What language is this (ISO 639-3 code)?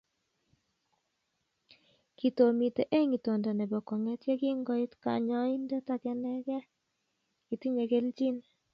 kln